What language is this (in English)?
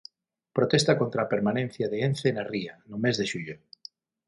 Galician